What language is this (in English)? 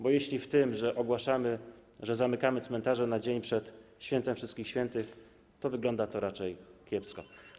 Polish